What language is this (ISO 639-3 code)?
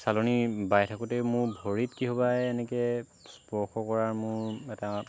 asm